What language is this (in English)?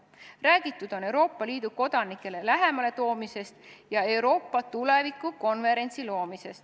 Estonian